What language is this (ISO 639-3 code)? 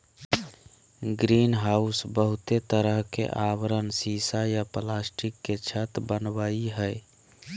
mag